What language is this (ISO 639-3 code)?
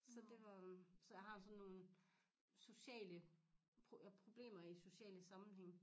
dan